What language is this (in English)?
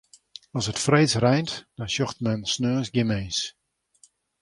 Western Frisian